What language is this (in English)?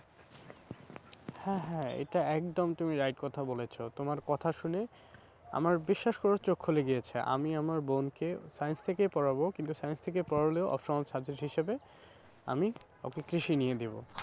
Bangla